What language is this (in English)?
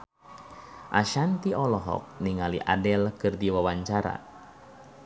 Sundanese